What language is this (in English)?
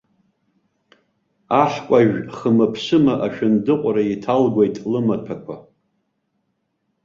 Abkhazian